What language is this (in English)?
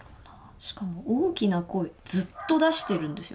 Japanese